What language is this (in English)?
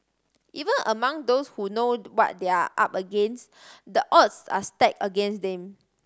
English